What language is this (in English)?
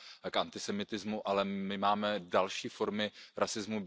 Czech